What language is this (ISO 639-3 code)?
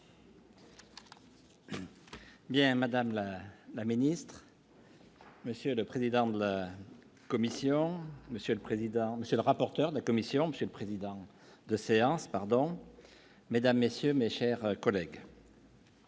fra